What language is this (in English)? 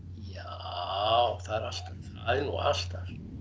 Icelandic